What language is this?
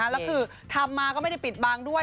Thai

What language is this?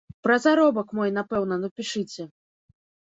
Belarusian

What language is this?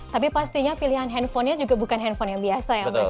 Indonesian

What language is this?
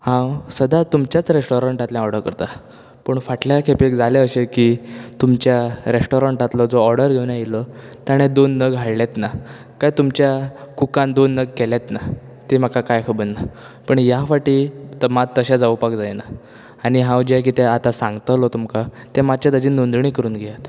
Konkani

